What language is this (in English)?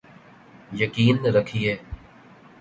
Urdu